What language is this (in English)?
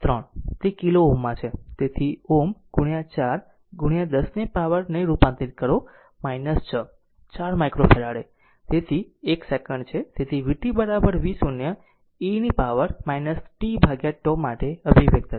Gujarati